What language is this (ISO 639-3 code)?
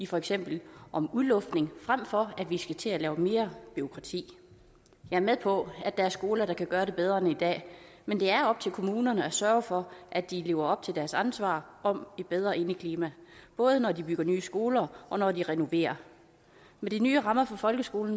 dan